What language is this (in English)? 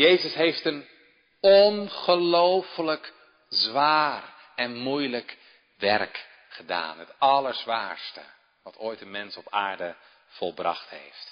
Dutch